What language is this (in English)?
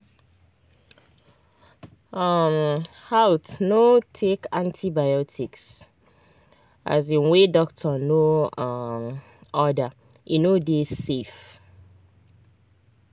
Nigerian Pidgin